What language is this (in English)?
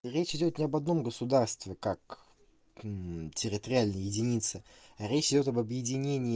Russian